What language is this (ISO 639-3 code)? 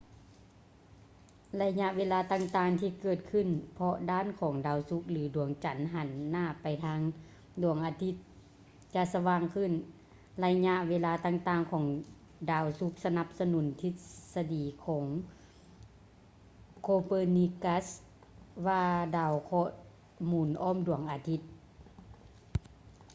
lao